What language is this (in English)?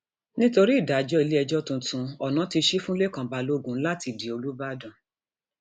Yoruba